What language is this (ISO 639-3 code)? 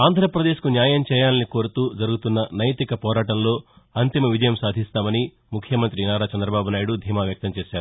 tel